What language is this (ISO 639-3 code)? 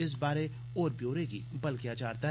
doi